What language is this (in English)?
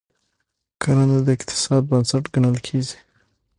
Pashto